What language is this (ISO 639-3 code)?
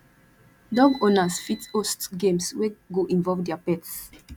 pcm